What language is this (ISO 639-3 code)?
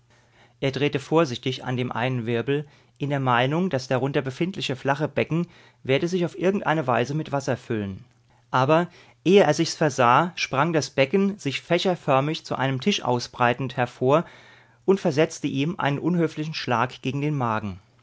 deu